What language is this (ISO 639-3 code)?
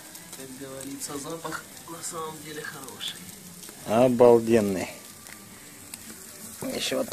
rus